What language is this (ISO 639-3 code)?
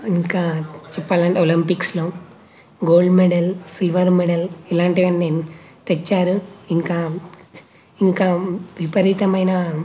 tel